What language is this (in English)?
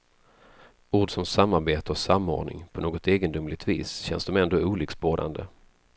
Swedish